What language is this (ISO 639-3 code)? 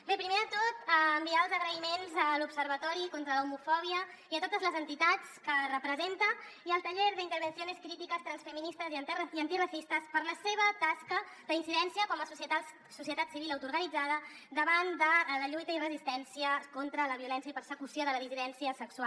cat